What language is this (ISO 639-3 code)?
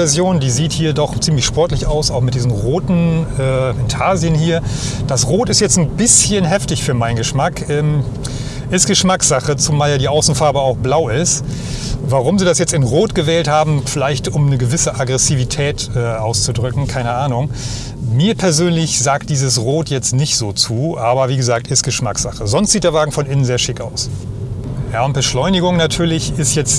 deu